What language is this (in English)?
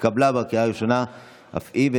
Hebrew